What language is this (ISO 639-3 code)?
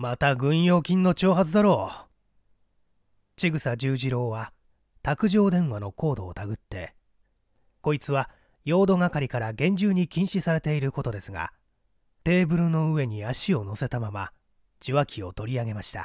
jpn